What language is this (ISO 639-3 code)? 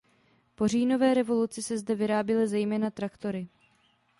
ces